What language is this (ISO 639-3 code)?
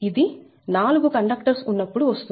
tel